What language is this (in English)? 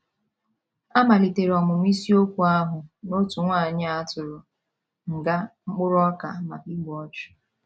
Igbo